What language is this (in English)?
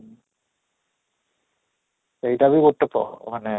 Odia